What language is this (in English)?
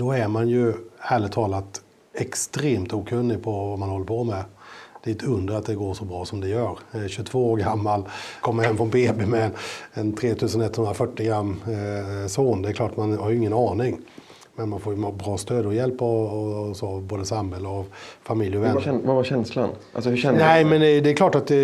Swedish